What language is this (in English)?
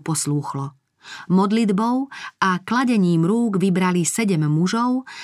Slovak